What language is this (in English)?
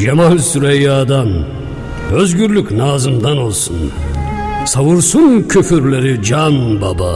Turkish